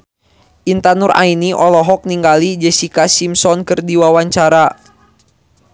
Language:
Sundanese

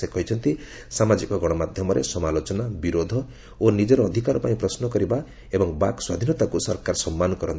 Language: Odia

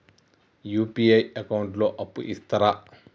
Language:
Telugu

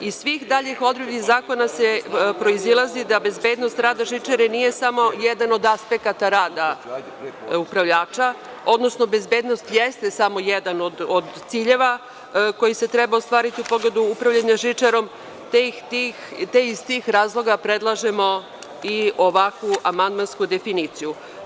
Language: Serbian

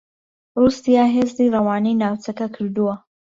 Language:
Central Kurdish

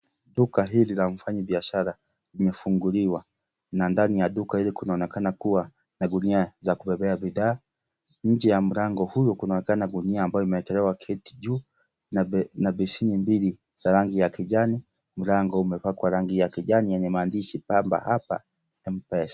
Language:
Swahili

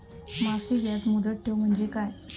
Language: Marathi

